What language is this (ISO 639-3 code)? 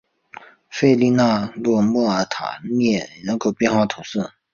zho